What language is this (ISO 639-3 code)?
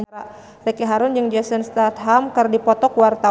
sun